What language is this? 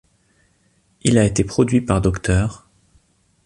French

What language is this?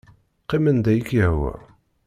Kabyle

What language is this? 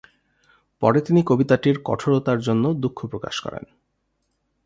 Bangla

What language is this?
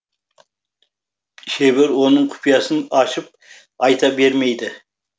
Kazakh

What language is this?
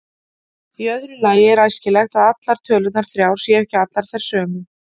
Icelandic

